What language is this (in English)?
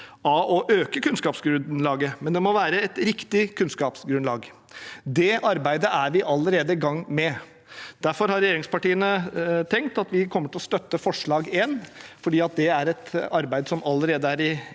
Norwegian